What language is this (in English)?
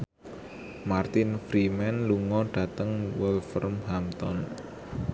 Javanese